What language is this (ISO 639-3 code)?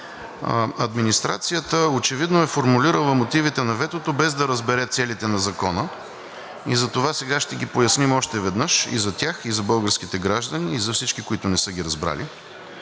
bul